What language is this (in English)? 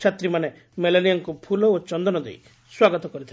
Odia